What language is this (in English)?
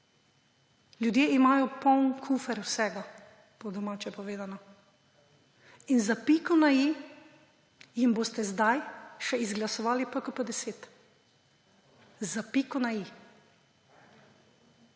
Slovenian